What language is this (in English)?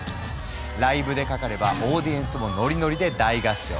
Japanese